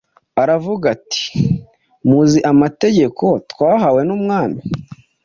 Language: Kinyarwanda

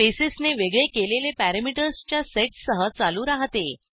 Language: Marathi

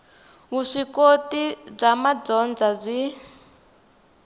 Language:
Tsonga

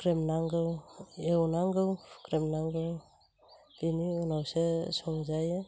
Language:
Bodo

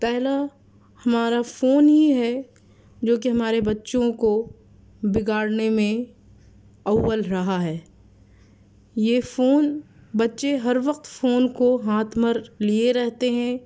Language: Urdu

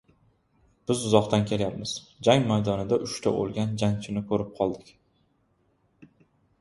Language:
Uzbek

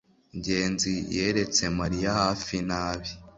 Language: Kinyarwanda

